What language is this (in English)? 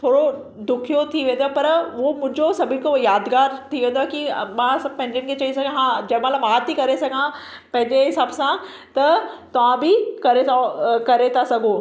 Sindhi